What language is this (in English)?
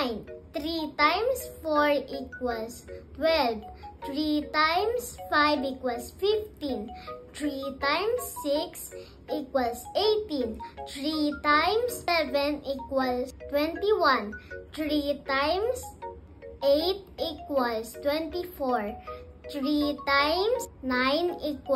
Filipino